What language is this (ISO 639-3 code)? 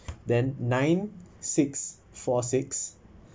eng